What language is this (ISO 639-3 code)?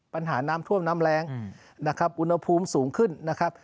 tha